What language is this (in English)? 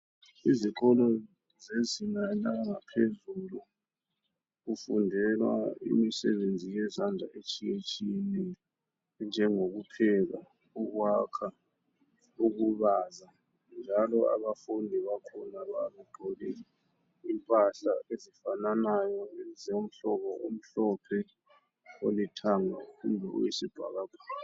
North Ndebele